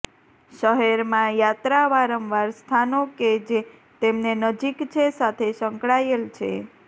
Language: Gujarati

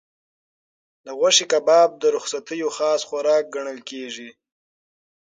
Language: Pashto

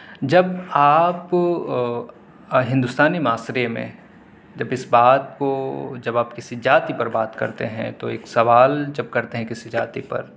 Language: Urdu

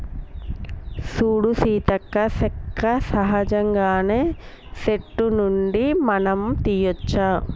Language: Telugu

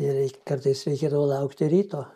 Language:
Lithuanian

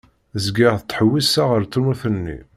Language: Kabyle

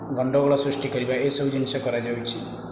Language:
Odia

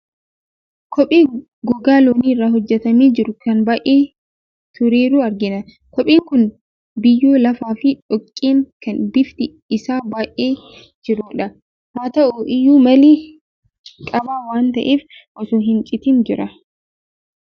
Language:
Oromo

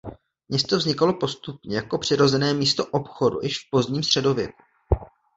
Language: Czech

